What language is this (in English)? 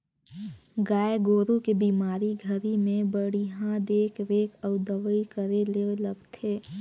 Chhattisgarhi